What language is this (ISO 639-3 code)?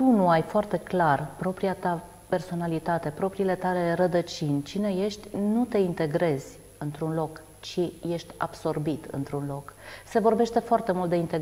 ron